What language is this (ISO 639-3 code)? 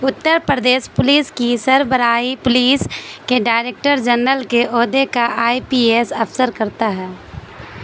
urd